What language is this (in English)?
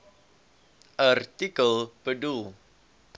Afrikaans